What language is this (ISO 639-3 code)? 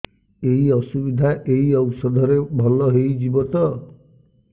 ori